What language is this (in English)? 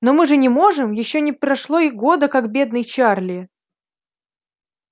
Russian